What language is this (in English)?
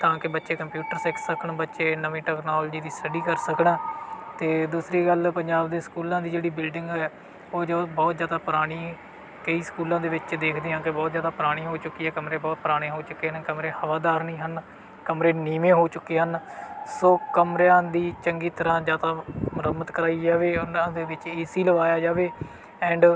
Punjabi